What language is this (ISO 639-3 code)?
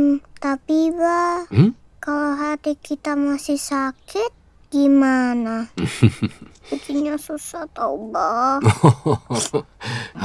ind